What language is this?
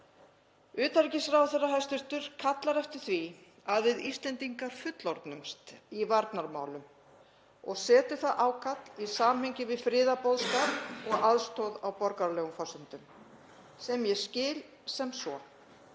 Icelandic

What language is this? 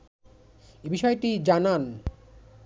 Bangla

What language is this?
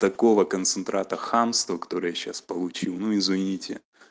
Russian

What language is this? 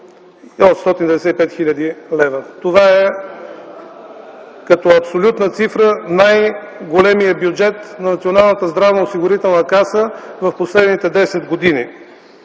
Bulgarian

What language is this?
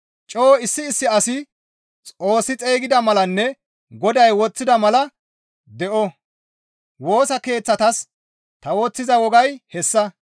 Gamo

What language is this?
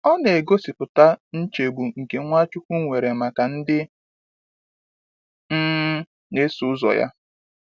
Igbo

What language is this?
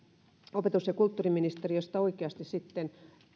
Finnish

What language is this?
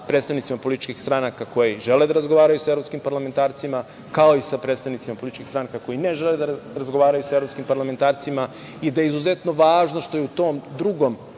Serbian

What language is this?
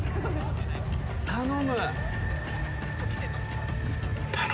Japanese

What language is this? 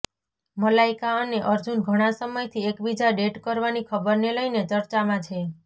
Gujarati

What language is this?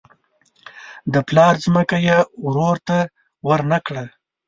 Pashto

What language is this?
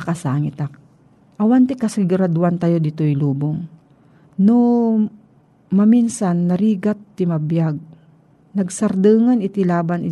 Filipino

